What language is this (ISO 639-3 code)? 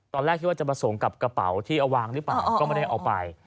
tha